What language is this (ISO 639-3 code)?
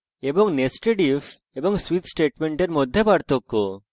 ben